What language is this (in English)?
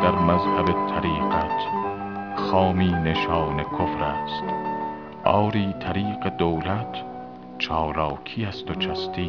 Persian